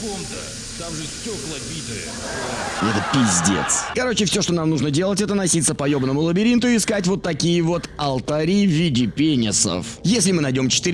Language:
Russian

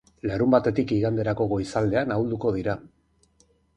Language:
Basque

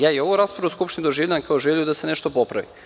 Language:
Serbian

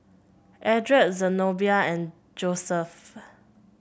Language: English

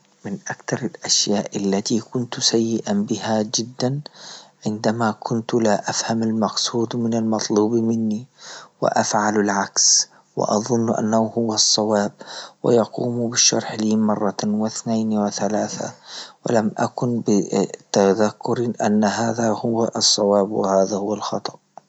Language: Libyan Arabic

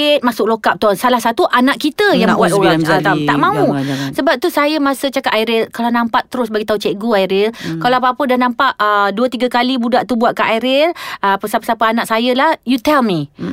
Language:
Malay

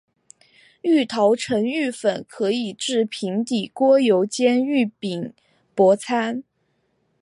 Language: Chinese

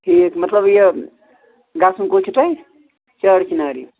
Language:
Kashmiri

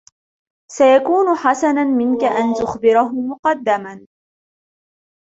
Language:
Arabic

